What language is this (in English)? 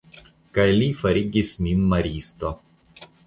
Esperanto